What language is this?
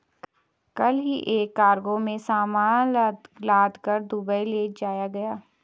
Hindi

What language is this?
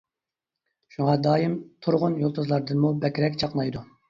Uyghur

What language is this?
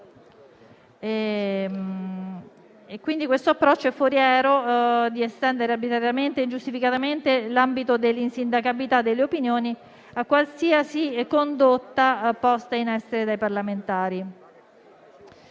Italian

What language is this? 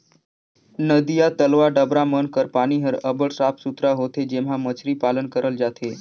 Chhattisgarhi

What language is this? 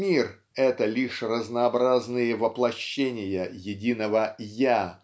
Russian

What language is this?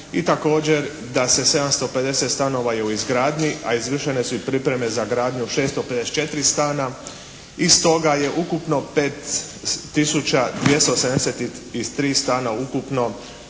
Croatian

